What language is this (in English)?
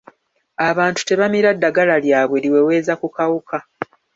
Ganda